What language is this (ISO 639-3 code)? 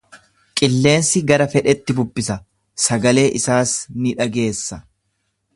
orm